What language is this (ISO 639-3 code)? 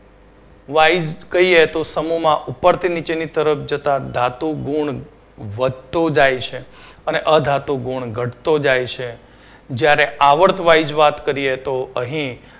guj